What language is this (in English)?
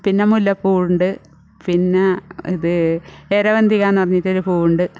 Malayalam